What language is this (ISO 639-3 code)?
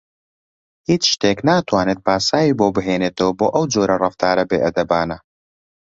ckb